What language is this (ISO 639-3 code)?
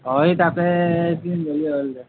asm